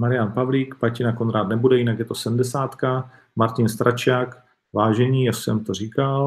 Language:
Czech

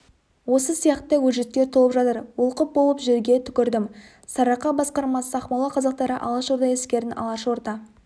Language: Kazakh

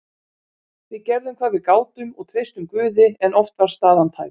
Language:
Icelandic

